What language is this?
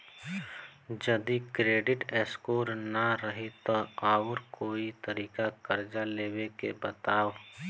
Bhojpuri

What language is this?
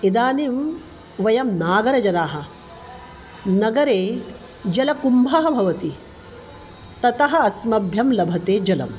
Sanskrit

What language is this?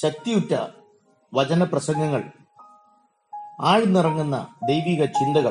Malayalam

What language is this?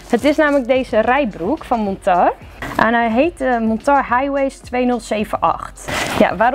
Dutch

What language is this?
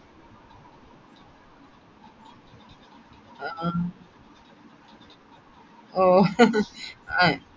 Malayalam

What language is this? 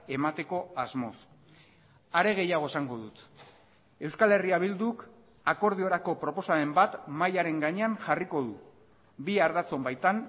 Basque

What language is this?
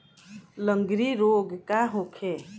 Bhojpuri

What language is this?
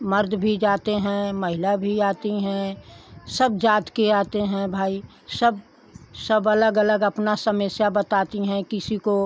Hindi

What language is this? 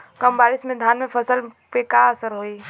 Bhojpuri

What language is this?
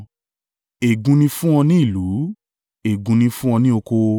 Yoruba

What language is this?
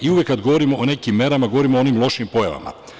Serbian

